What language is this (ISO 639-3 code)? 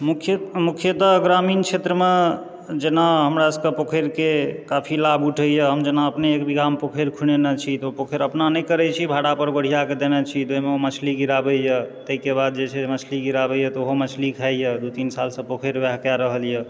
mai